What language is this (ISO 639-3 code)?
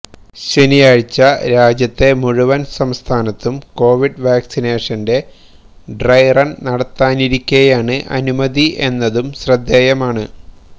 mal